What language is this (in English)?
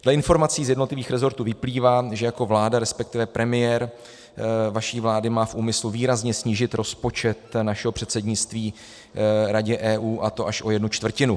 Czech